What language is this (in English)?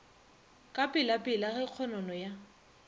Northern Sotho